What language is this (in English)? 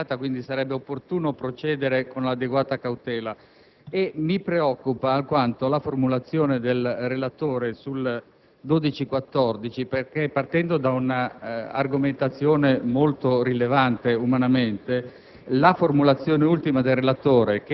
Italian